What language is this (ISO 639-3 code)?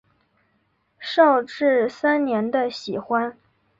zho